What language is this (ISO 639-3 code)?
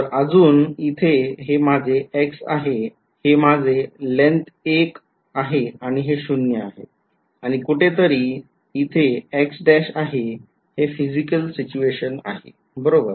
mar